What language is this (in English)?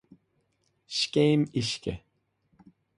Irish